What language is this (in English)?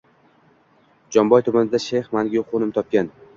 Uzbek